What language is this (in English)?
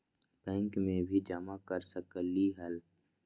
Magahi